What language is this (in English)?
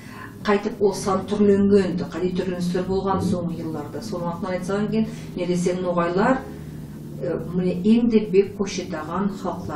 Turkish